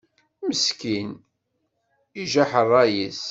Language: Kabyle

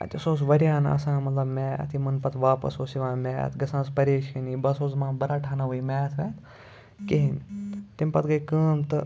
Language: Kashmiri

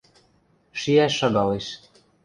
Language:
Western Mari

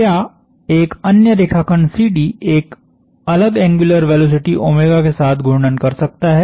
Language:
Hindi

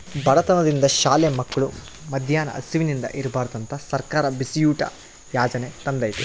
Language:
Kannada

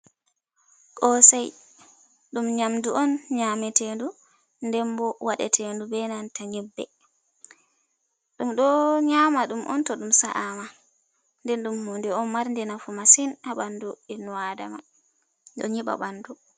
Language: Fula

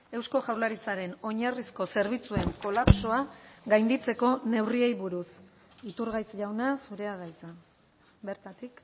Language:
Basque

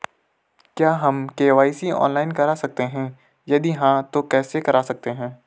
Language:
Hindi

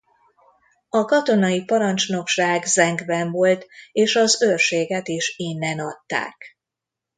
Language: Hungarian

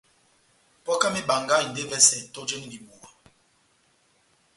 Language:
Batanga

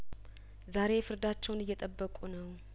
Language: Amharic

